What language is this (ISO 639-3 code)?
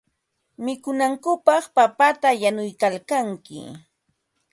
qva